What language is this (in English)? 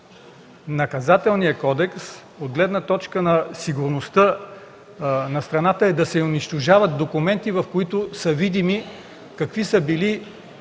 Bulgarian